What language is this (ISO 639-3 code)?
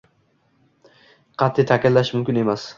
uzb